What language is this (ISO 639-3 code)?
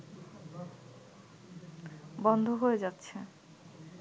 ben